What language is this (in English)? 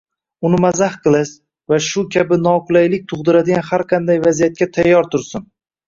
Uzbek